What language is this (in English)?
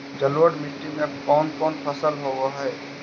Magahi